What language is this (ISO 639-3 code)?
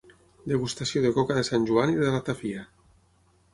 cat